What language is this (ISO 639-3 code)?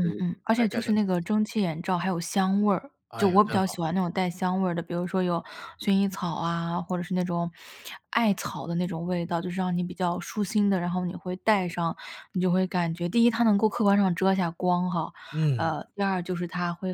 zho